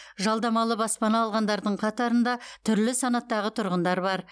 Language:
Kazakh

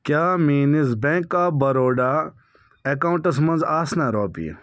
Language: Kashmiri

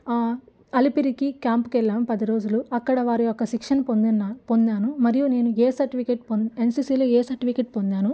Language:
Telugu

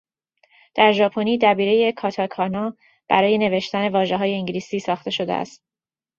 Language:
Persian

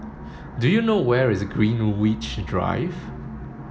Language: English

